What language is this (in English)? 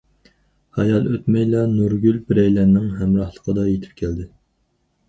Uyghur